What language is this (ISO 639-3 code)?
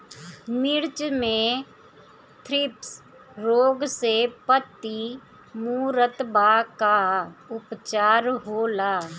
bho